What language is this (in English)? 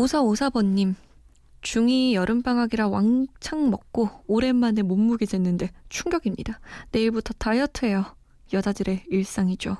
Korean